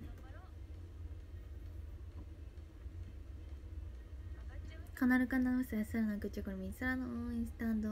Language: Japanese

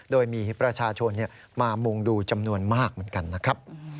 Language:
Thai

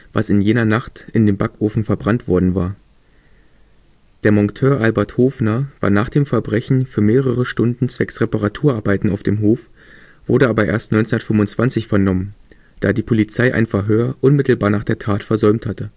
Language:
German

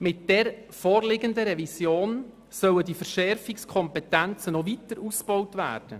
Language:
Swiss German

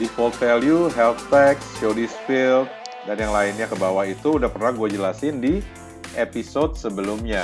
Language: Indonesian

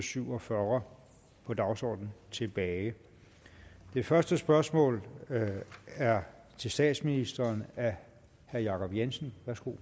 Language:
Danish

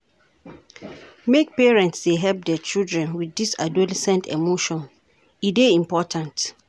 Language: Nigerian Pidgin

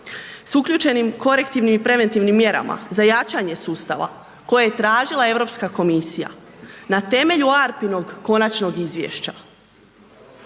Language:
Croatian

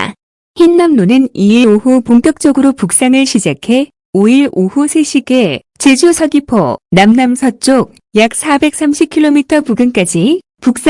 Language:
Korean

